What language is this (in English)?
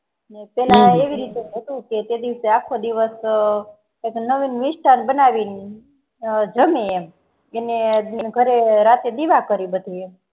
Gujarati